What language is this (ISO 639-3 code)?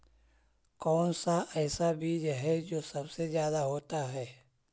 mag